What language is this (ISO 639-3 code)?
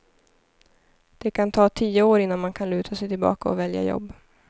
swe